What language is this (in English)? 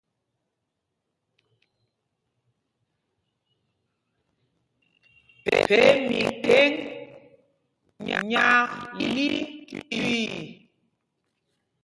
Mpumpong